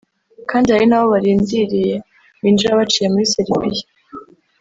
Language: Kinyarwanda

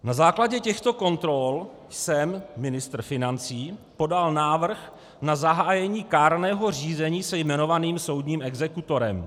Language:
Czech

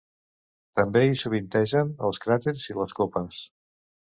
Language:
Catalan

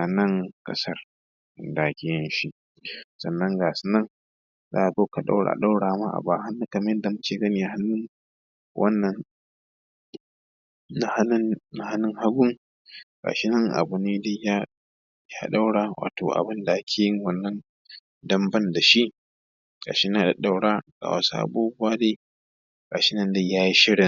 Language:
Hausa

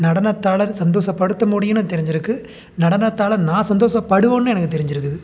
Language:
Tamil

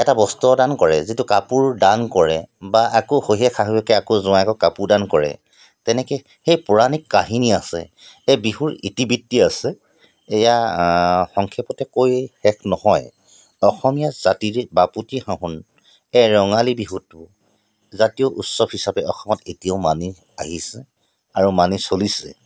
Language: Assamese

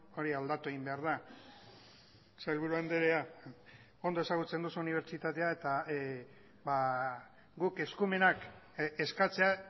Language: Basque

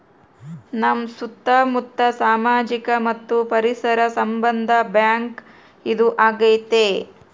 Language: Kannada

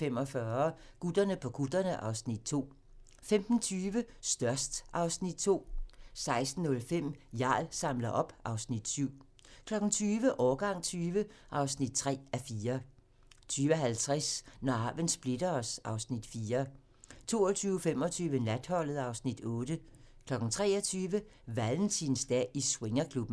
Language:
Danish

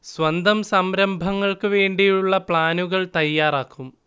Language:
Malayalam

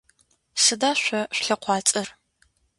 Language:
Adyghe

